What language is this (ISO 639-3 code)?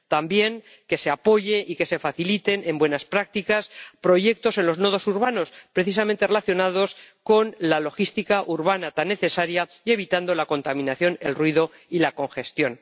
spa